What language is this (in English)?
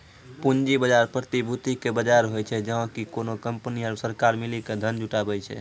Maithili